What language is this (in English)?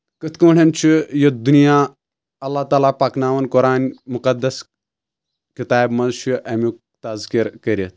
Kashmiri